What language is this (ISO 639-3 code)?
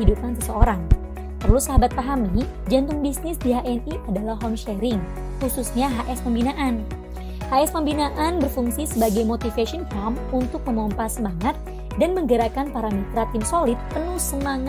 ind